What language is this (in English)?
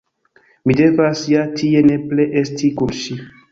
Esperanto